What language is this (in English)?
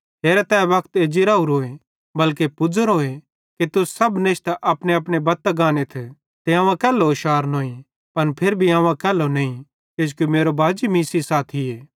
Bhadrawahi